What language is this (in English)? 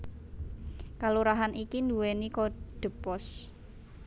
Javanese